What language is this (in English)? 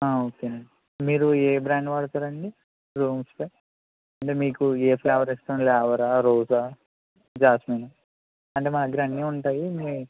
Telugu